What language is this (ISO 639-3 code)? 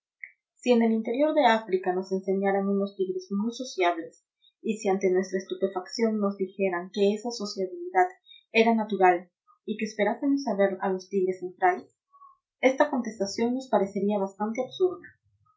spa